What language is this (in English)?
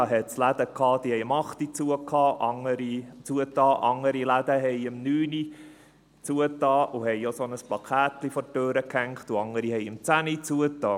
Swiss German